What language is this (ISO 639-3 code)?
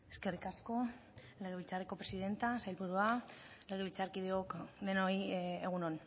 eus